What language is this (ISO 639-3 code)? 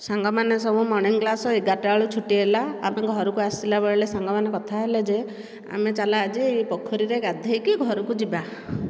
ori